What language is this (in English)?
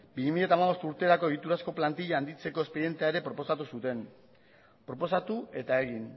Basque